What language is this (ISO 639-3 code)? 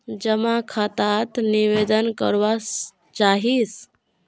mag